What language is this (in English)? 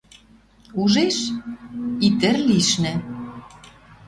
Western Mari